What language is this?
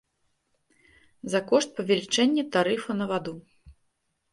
Belarusian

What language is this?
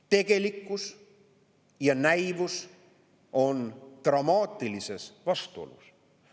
Estonian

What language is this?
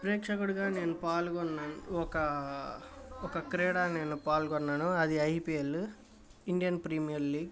Telugu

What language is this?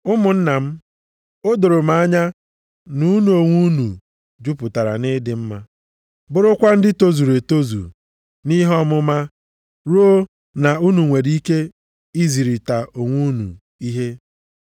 Igbo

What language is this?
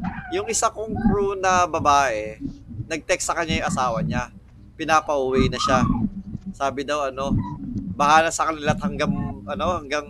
Filipino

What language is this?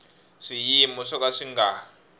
Tsonga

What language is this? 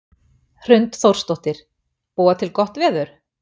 Icelandic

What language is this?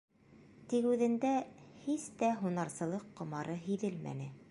Bashkir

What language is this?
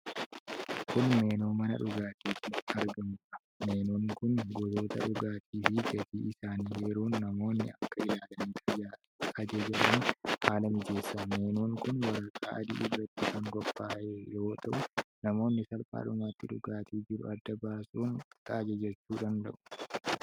Oromo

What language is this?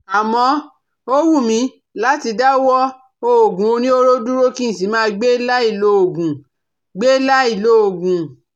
Yoruba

